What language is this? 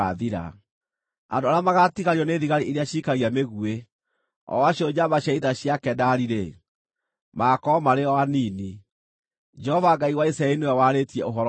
Kikuyu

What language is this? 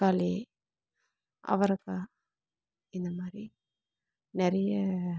Tamil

